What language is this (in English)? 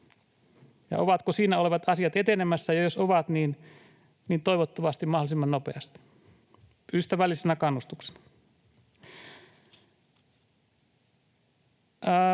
Finnish